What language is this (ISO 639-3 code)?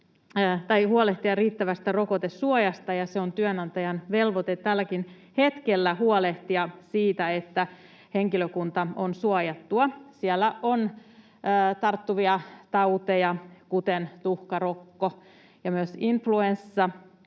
fin